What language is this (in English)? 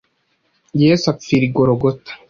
Kinyarwanda